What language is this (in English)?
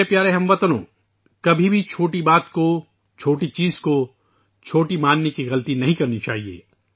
Urdu